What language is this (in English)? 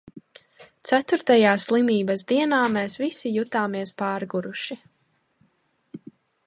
Latvian